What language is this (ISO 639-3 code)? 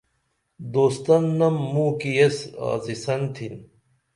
dml